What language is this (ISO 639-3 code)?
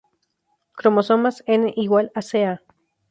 spa